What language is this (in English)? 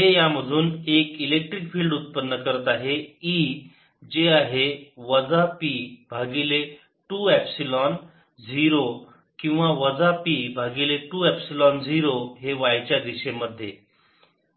Marathi